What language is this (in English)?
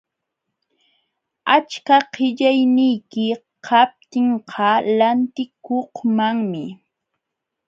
Jauja Wanca Quechua